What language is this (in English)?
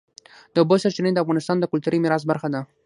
Pashto